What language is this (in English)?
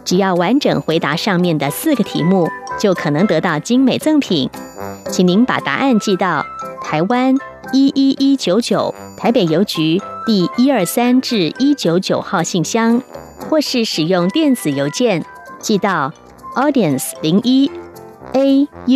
Chinese